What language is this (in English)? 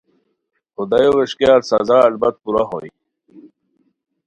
Khowar